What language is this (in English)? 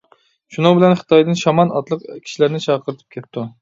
Uyghur